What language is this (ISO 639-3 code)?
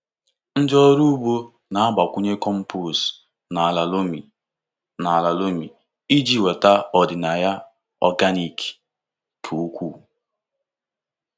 ibo